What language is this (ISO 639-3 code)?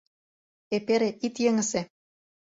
chm